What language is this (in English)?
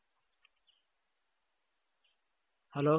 Kannada